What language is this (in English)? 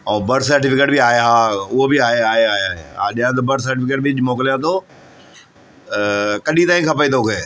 Sindhi